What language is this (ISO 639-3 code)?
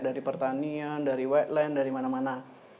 ind